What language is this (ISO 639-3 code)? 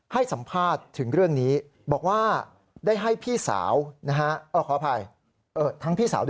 tha